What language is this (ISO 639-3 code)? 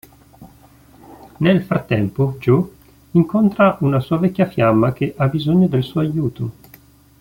ita